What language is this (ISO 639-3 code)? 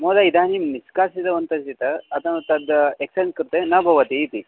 san